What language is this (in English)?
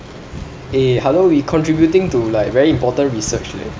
English